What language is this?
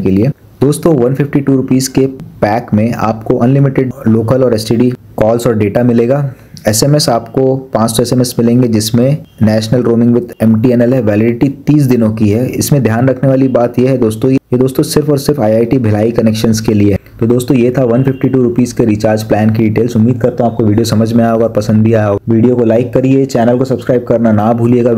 Hindi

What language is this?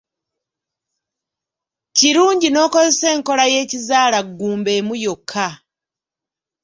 Ganda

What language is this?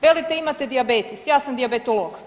Croatian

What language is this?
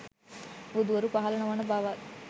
Sinhala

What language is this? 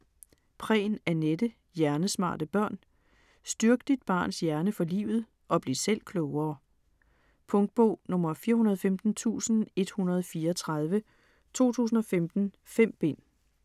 Danish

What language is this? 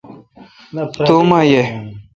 Kalkoti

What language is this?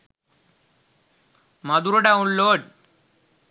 Sinhala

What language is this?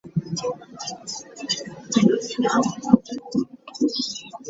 Ganda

